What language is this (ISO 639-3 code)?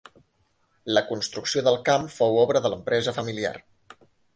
cat